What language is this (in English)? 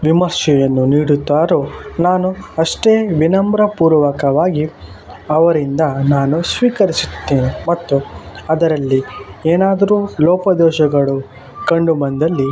Kannada